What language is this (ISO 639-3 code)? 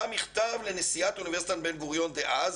heb